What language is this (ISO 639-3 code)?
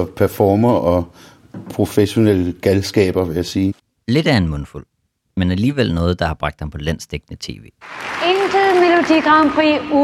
dan